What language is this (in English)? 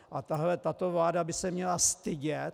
Czech